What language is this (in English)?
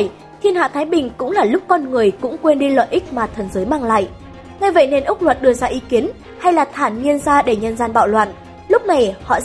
Vietnamese